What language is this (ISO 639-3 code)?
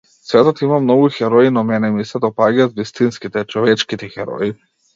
mkd